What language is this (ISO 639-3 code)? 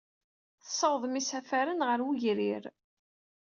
kab